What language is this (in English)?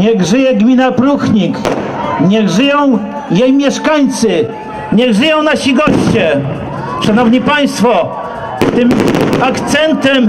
Polish